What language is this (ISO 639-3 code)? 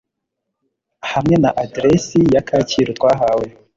kin